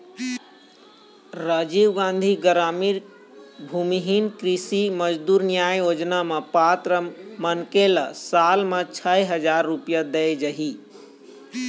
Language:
Chhattisgarhi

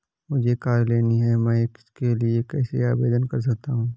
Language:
Hindi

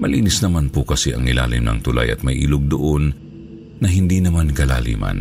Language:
Filipino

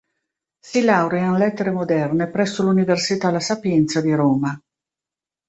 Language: Italian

